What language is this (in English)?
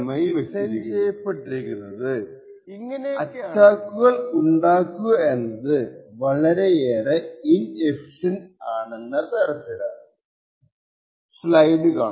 Malayalam